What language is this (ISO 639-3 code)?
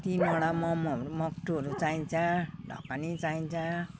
nep